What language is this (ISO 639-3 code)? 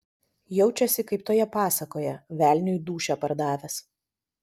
lit